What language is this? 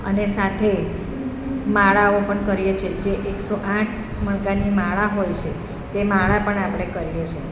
Gujarati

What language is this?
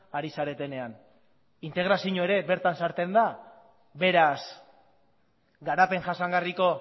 Basque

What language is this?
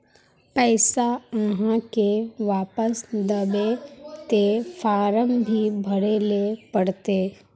Magahi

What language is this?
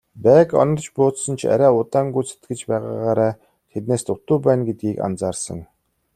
Mongolian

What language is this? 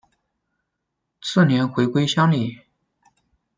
Chinese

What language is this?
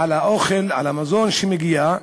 Hebrew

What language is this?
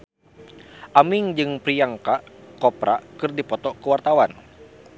Sundanese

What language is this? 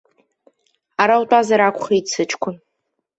Abkhazian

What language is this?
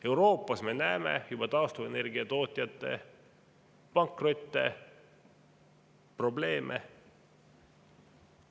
Estonian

